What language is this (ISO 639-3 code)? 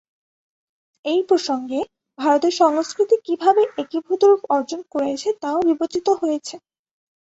ben